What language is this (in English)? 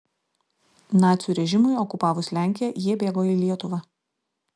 Lithuanian